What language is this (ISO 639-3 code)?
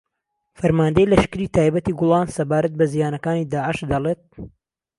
ckb